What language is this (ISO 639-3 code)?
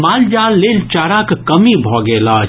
mai